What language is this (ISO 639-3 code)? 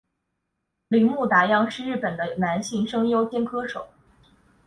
zho